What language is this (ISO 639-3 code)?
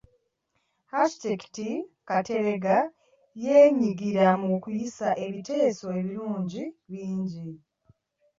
lug